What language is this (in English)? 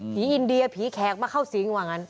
Thai